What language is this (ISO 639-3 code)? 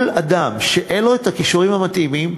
heb